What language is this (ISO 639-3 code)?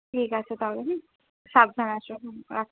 ben